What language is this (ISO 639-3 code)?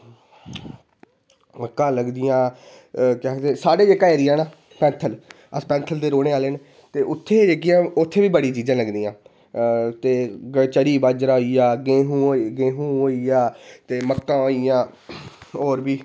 doi